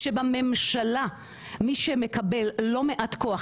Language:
Hebrew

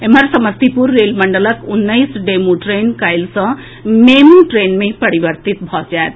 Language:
Maithili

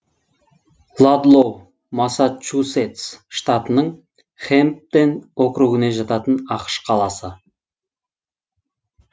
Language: Kazakh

